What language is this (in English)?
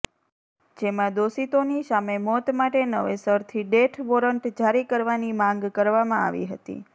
Gujarati